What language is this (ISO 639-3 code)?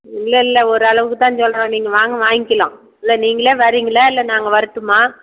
tam